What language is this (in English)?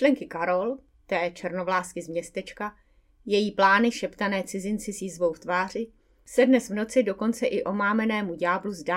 Czech